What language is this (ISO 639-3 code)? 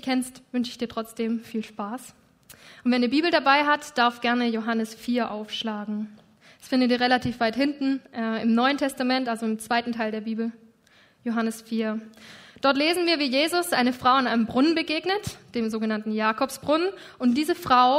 deu